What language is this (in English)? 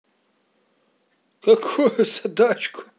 Russian